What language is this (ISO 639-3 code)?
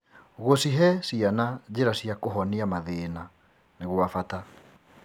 kik